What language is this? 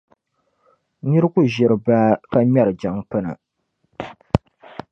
Dagbani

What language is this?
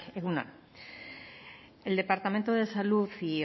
Spanish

